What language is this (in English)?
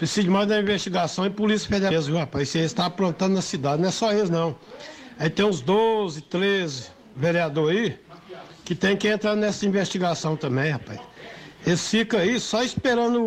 Portuguese